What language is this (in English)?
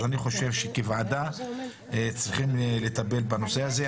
Hebrew